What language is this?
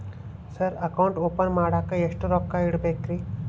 Kannada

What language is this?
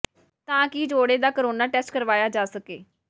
Punjabi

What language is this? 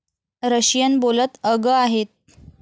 Marathi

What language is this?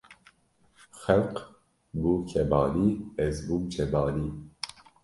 Kurdish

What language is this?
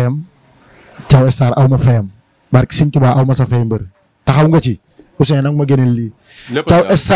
Indonesian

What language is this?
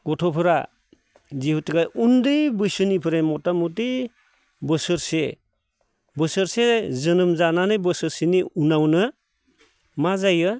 Bodo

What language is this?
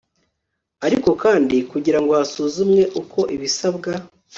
Kinyarwanda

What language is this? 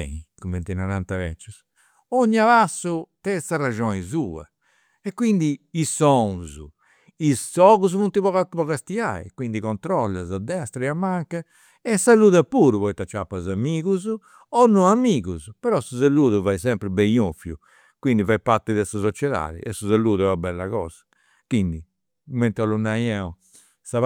Campidanese Sardinian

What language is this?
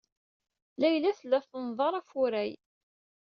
Kabyle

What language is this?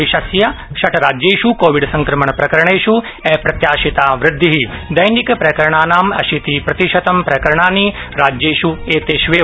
Sanskrit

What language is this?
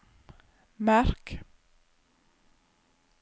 Norwegian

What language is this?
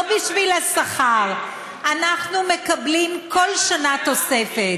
Hebrew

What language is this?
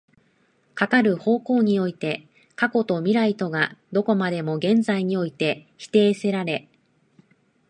Japanese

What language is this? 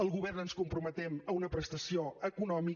Catalan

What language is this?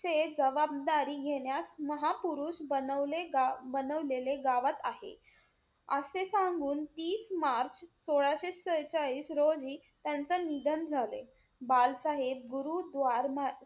Marathi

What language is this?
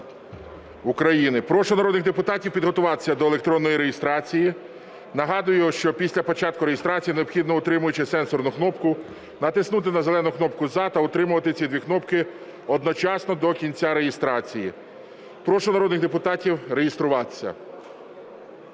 Ukrainian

